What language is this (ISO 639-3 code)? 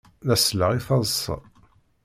kab